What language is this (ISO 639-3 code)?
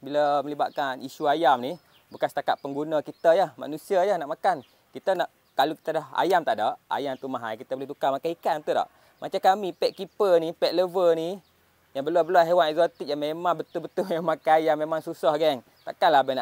msa